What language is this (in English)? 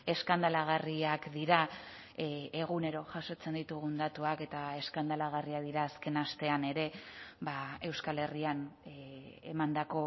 Basque